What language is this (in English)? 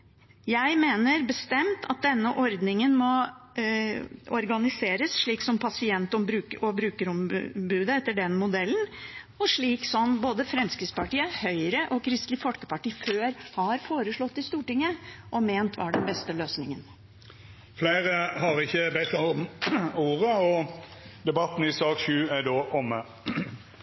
Norwegian